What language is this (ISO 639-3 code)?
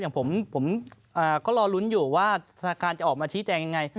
tha